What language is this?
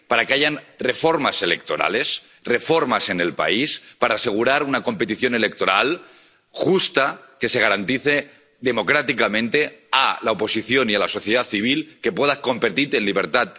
Spanish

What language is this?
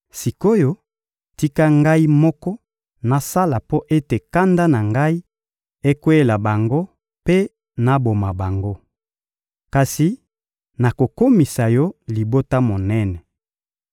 Lingala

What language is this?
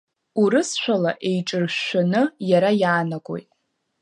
Abkhazian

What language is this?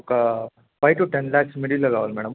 Telugu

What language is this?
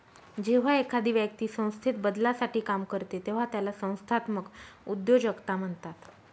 Marathi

